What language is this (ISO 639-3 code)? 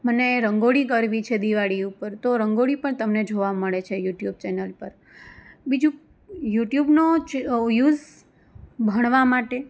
guj